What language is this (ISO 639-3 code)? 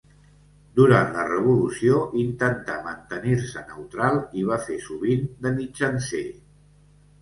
cat